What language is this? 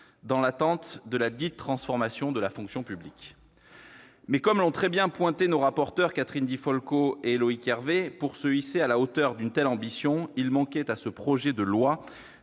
French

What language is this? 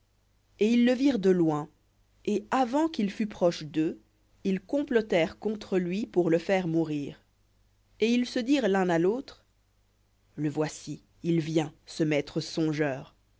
French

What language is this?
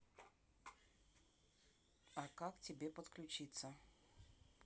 Russian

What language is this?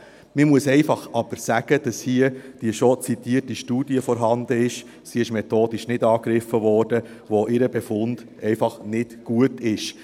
Swiss German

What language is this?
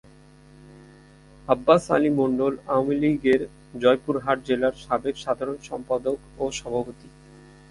Bangla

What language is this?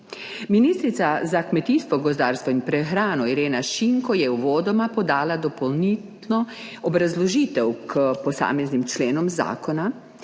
Slovenian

